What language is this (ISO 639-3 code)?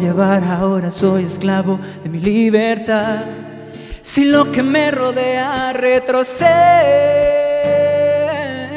spa